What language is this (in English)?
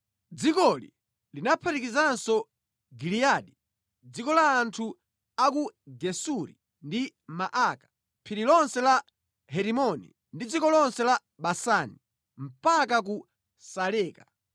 Nyanja